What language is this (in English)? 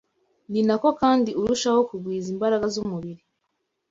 Kinyarwanda